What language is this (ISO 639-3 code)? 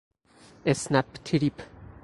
fas